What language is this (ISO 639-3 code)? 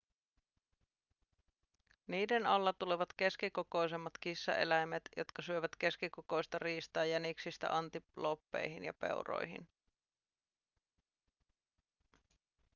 fin